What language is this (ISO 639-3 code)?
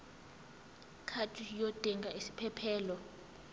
zul